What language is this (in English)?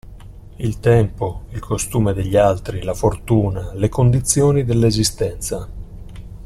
Italian